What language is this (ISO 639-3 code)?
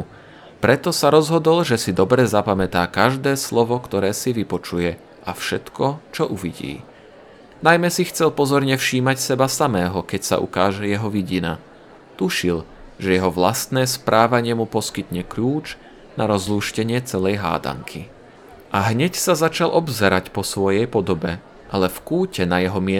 slk